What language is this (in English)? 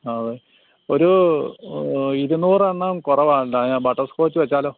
Malayalam